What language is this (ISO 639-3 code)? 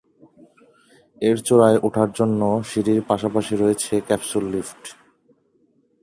ben